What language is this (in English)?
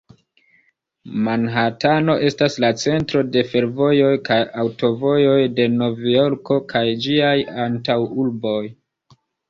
Esperanto